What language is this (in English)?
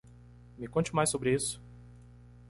Portuguese